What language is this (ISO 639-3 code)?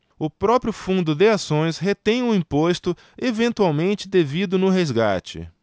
por